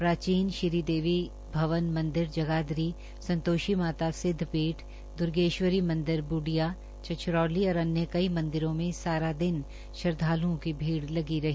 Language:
Hindi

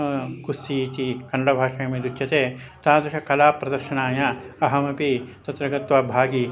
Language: Sanskrit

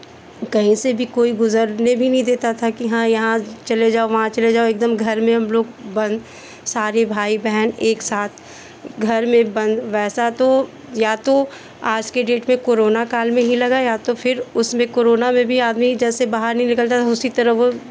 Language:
Hindi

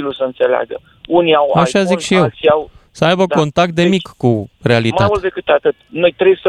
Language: Romanian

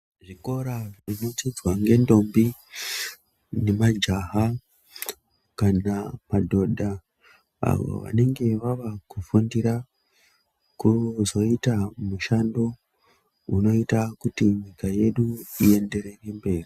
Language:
Ndau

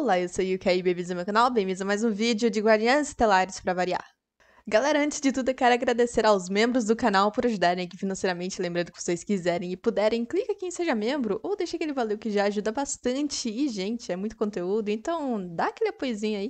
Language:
Portuguese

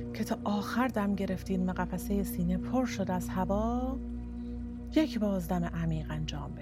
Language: Persian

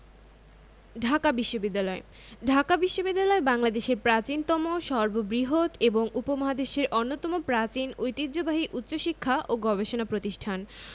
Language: Bangla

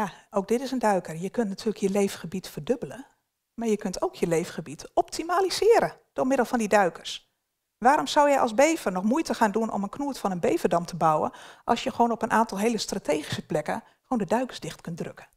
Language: Dutch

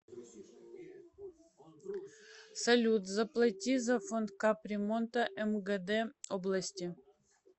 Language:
Russian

